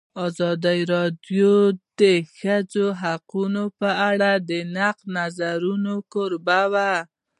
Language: Pashto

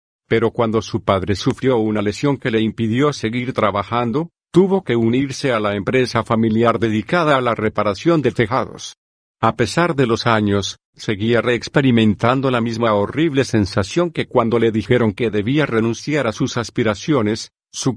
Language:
Spanish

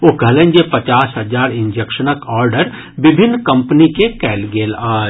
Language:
Maithili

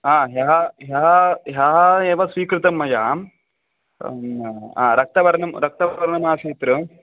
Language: Sanskrit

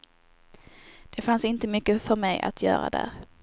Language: Swedish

